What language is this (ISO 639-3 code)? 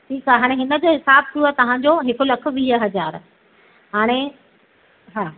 snd